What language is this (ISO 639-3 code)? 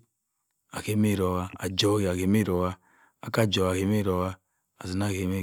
mfn